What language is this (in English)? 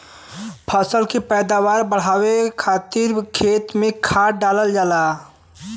Bhojpuri